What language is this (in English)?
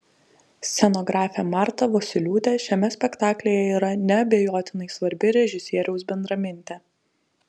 Lithuanian